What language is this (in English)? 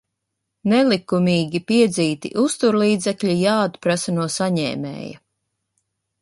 Latvian